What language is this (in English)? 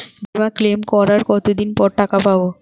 Bangla